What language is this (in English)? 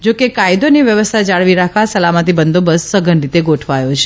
Gujarati